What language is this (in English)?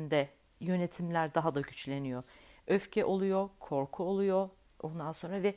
Turkish